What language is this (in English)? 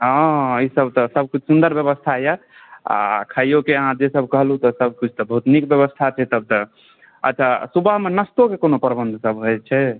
Maithili